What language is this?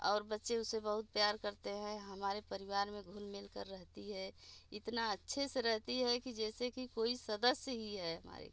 Hindi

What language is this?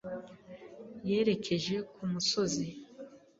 Kinyarwanda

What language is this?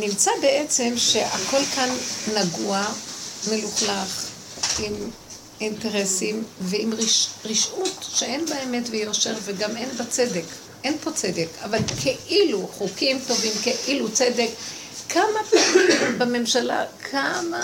Hebrew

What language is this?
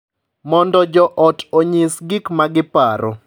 Luo (Kenya and Tanzania)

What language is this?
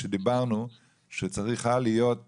Hebrew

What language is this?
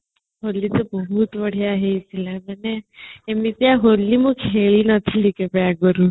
Odia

